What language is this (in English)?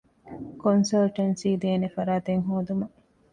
Divehi